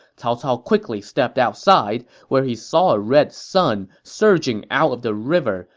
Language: English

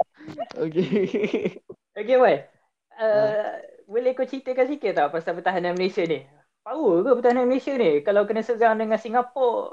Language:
Malay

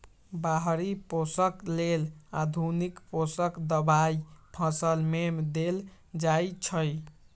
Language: Magahi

